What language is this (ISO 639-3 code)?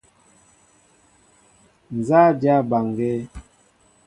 mbo